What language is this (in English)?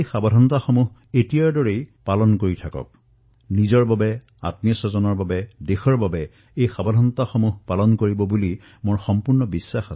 Assamese